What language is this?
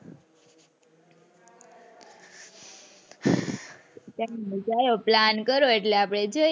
Gujarati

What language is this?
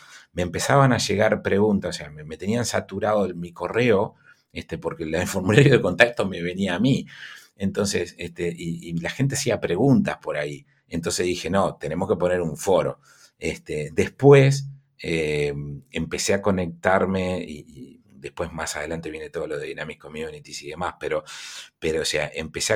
Spanish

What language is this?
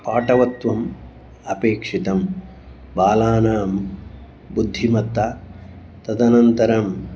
Sanskrit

